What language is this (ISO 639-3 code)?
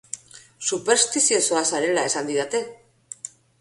eus